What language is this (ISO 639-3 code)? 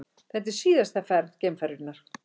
isl